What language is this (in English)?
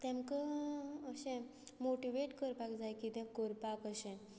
Konkani